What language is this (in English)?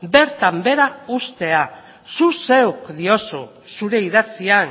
Basque